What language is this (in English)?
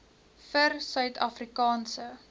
Afrikaans